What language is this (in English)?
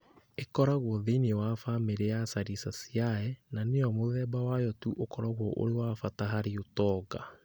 Kikuyu